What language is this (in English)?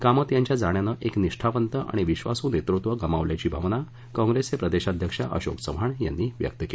Marathi